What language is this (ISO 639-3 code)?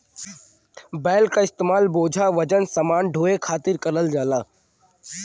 bho